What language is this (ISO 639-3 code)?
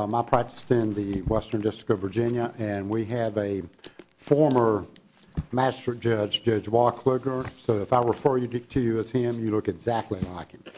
eng